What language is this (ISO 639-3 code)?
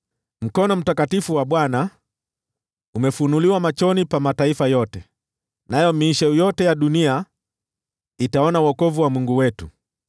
swa